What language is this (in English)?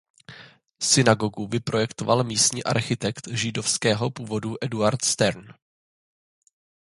Czech